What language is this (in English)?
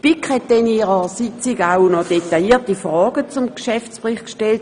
Swiss German